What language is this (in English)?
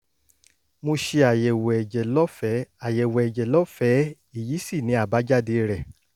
Yoruba